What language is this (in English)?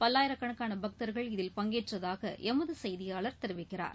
Tamil